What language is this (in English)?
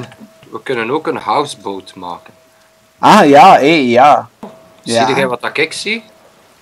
Dutch